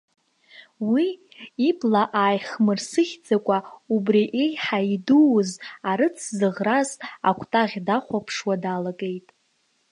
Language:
Abkhazian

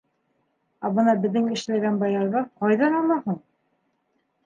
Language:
Bashkir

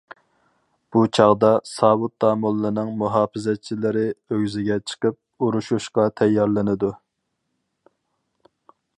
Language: Uyghur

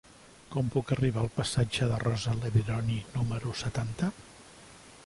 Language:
Catalan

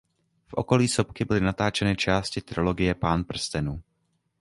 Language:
Czech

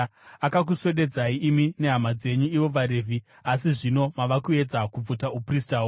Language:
Shona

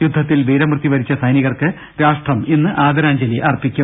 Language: Malayalam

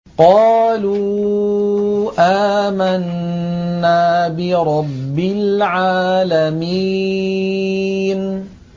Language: Arabic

